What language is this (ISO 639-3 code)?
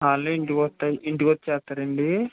tel